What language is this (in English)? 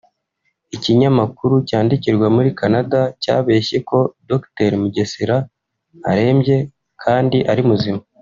Kinyarwanda